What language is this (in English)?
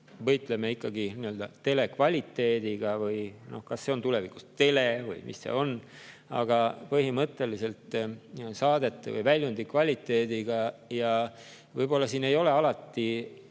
Estonian